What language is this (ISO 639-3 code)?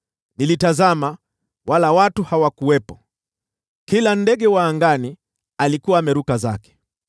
swa